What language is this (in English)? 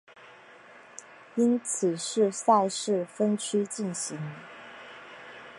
Chinese